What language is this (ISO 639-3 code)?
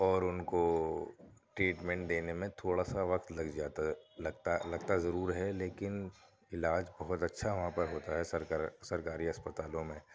urd